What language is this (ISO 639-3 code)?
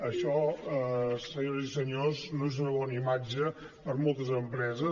cat